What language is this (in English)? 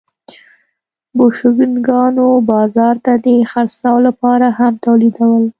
Pashto